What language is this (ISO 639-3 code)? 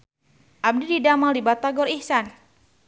sun